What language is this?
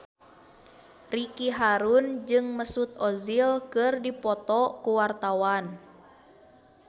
Sundanese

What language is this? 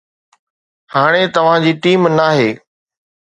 Sindhi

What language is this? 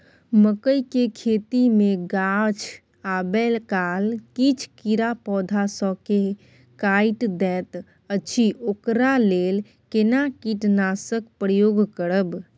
Maithili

